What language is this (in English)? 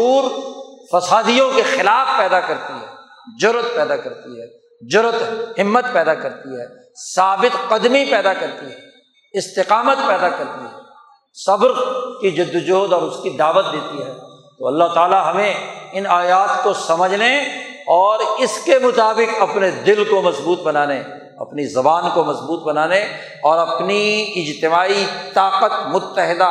Urdu